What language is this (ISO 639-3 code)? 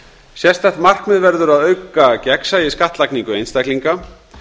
isl